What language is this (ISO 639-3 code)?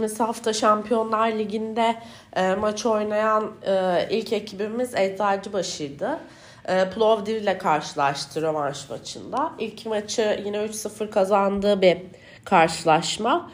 tur